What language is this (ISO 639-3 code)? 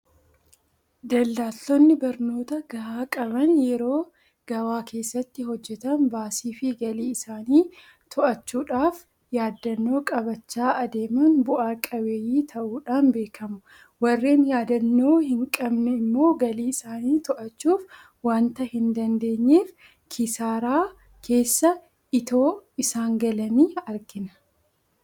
orm